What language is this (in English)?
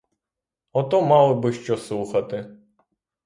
Ukrainian